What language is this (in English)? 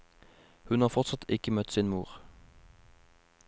Norwegian